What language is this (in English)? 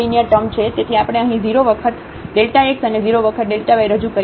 Gujarati